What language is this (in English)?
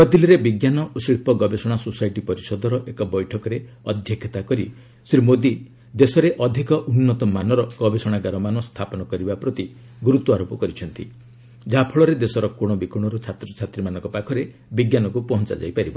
Odia